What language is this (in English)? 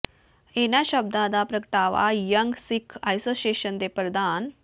Punjabi